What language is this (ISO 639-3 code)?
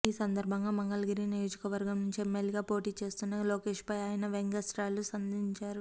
tel